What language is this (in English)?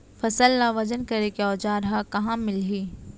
Chhattisgarhi